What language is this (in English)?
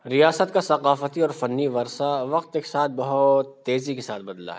Urdu